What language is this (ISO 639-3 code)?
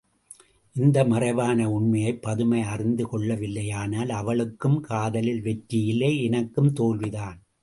tam